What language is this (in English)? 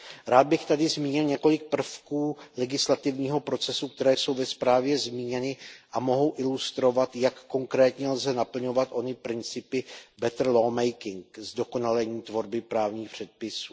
Czech